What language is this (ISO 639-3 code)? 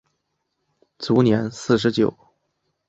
zho